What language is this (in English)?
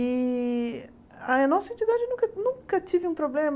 Portuguese